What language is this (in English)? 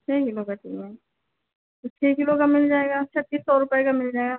Hindi